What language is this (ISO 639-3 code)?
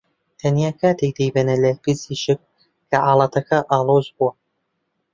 ckb